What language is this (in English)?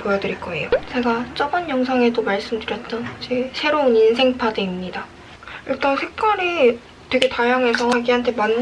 Korean